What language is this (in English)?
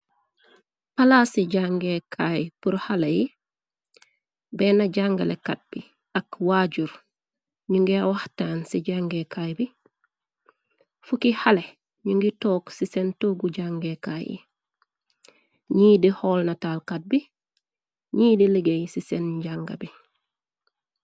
Wolof